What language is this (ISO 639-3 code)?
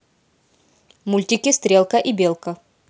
rus